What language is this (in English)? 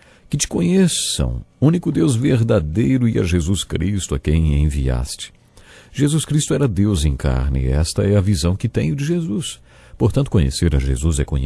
Portuguese